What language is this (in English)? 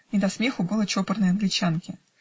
Russian